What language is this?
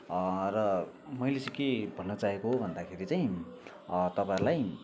Nepali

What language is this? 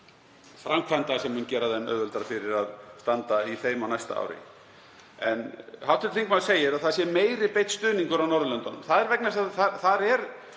Icelandic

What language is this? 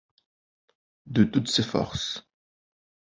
French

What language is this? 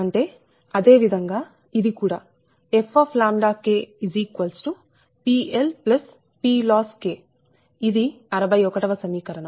Telugu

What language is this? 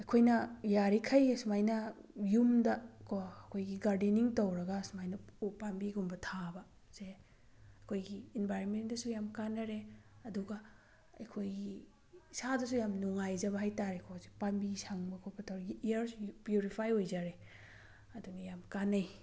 Manipuri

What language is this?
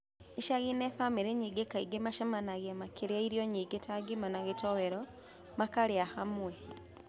Kikuyu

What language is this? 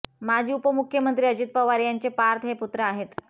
Marathi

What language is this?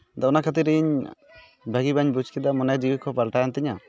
Santali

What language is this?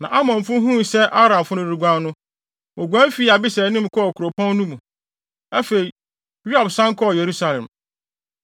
Akan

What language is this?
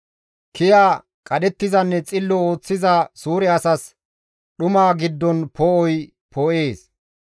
Gamo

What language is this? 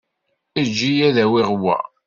Kabyle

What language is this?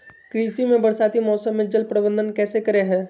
Magahi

